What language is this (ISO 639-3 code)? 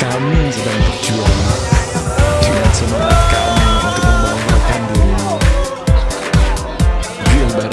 ind